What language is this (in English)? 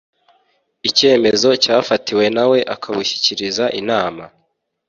Kinyarwanda